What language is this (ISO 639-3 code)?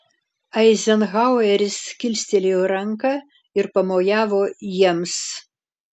lit